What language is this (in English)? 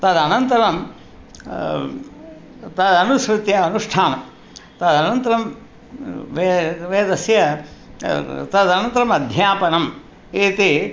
Sanskrit